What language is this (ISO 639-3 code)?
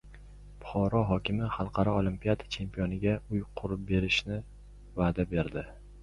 uzb